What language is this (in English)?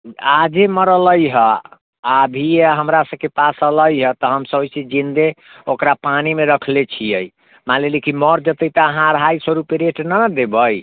Maithili